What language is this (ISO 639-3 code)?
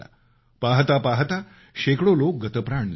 mar